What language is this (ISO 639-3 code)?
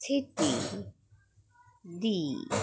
doi